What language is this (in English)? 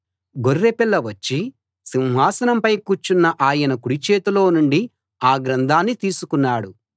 Telugu